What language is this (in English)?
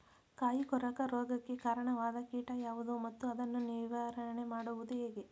Kannada